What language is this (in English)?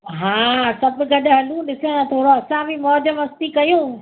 Sindhi